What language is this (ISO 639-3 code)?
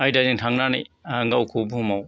brx